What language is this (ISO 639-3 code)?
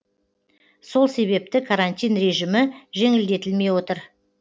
kaz